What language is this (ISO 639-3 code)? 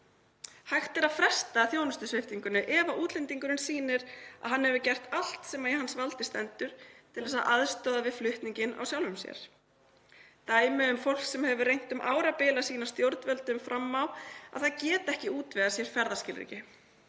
isl